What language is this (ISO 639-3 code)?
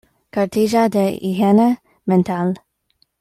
spa